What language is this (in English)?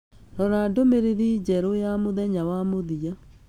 Kikuyu